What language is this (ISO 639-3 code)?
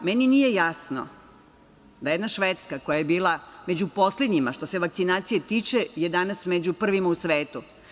srp